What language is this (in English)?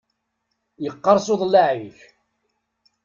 Kabyle